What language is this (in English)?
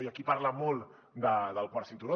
Catalan